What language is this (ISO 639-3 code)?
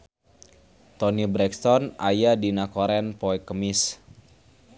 sun